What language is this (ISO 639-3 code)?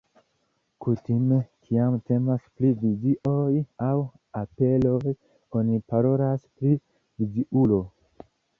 epo